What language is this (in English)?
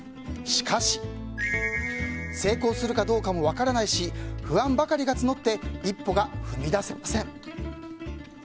Japanese